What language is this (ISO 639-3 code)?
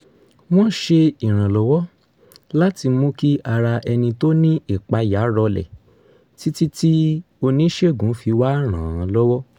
yor